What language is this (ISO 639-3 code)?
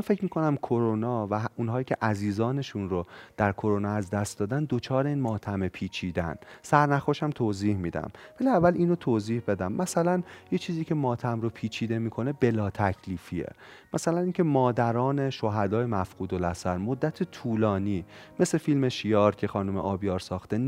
fas